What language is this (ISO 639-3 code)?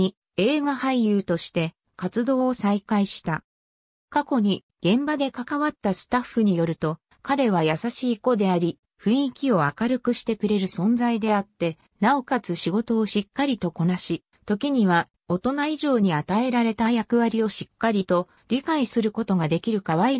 jpn